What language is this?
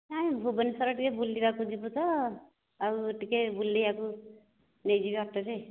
Odia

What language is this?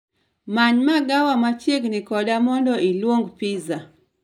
Luo (Kenya and Tanzania)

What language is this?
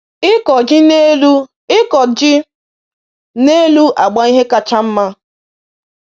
Igbo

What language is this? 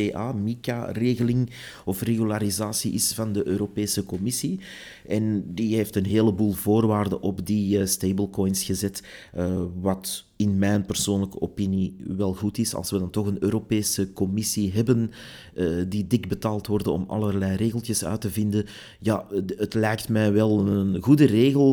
Dutch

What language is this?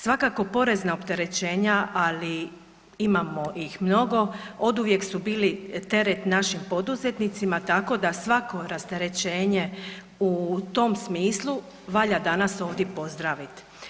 Croatian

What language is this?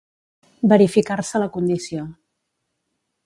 Catalan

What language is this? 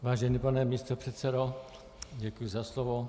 Czech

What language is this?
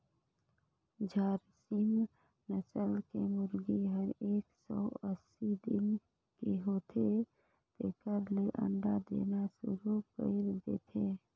Chhattisgarhi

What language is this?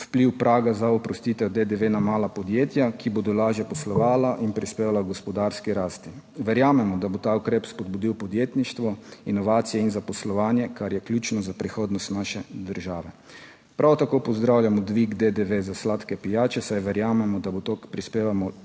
Slovenian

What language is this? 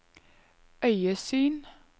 Norwegian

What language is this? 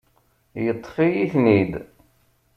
Kabyle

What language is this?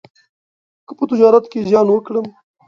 Pashto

